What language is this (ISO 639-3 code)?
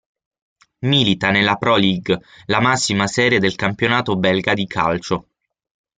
ita